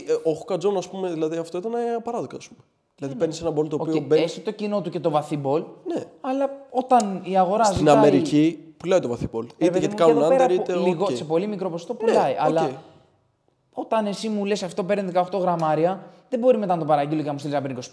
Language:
Greek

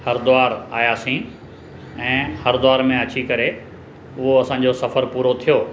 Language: Sindhi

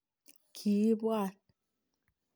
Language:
Kalenjin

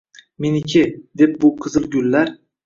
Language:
Uzbek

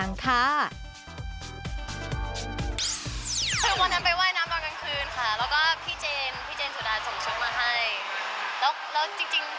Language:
Thai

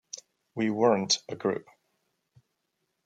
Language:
English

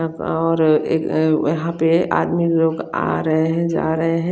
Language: Hindi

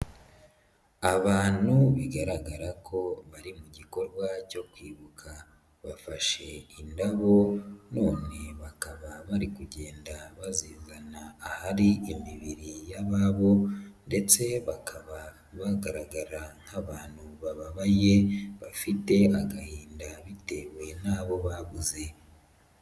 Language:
Kinyarwanda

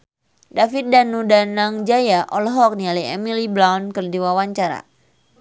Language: Sundanese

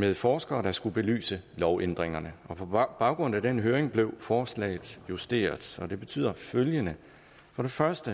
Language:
Danish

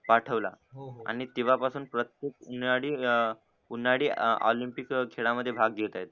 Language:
Marathi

